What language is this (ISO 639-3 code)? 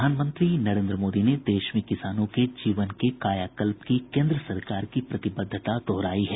hin